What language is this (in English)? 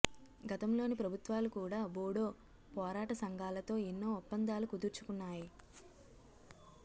Telugu